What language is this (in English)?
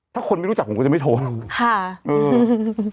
Thai